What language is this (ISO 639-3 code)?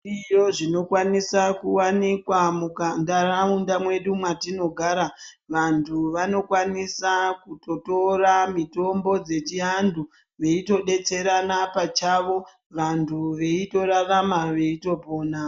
ndc